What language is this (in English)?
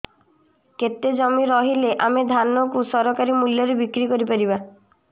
Odia